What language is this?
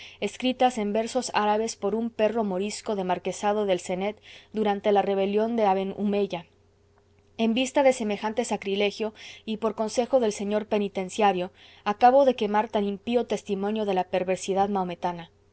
Spanish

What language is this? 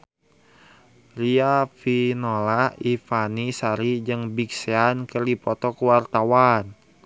Sundanese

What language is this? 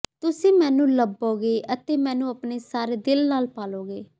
Punjabi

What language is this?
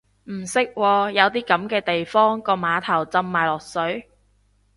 Cantonese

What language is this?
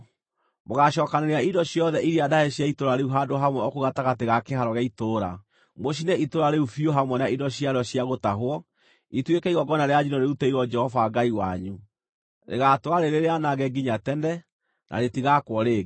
Kikuyu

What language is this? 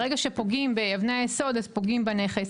Hebrew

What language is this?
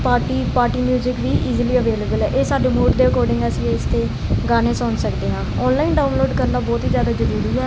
Punjabi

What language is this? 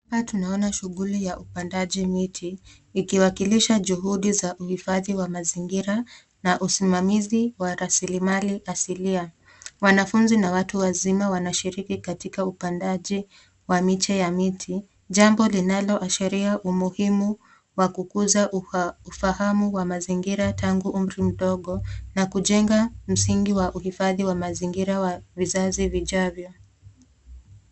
Swahili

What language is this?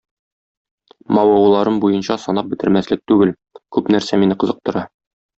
Tatar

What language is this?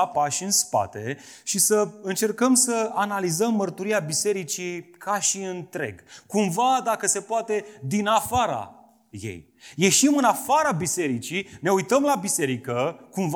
Romanian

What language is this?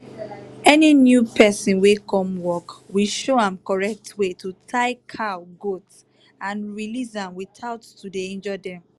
Nigerian Pidgin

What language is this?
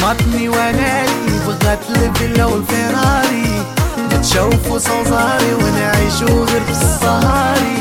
French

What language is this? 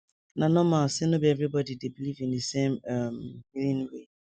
Nigerian Pidgin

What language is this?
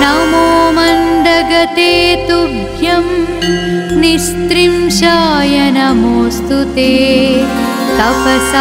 Telugu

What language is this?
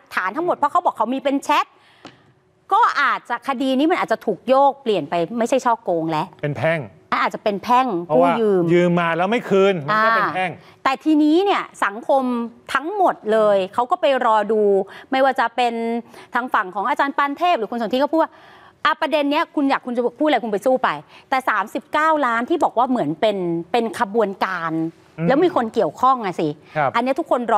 Thai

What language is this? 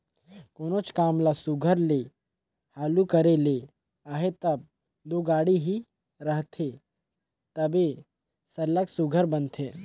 Chhattisgarhi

